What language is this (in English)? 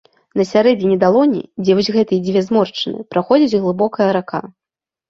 Belarusian